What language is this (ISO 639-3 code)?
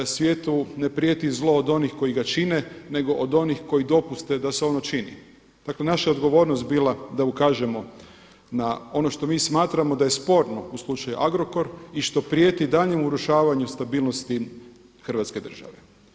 hrv